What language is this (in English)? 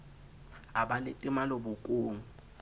Southern Sotho